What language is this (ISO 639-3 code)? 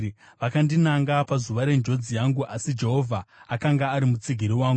sna